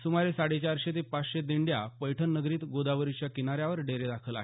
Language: Marathi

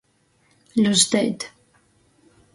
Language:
Latgalian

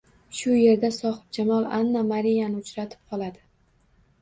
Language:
Uzbek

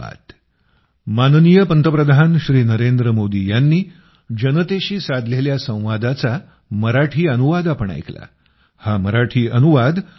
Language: Marathi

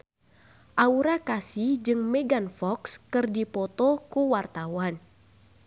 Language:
Sundanese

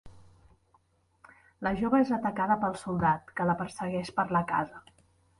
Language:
Catalan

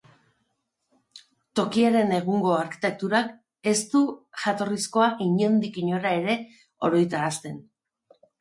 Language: Basque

